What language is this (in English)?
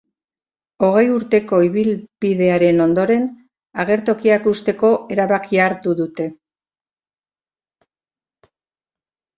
Basque